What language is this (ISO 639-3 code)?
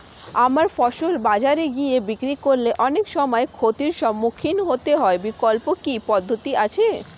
ben